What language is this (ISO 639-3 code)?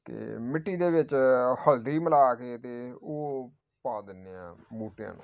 pan